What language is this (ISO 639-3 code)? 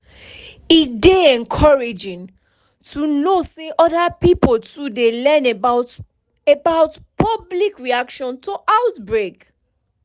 pcm